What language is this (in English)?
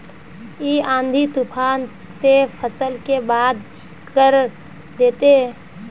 Magahi